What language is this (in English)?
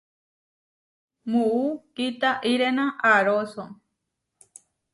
Huarijio